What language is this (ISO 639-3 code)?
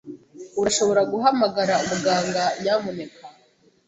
kin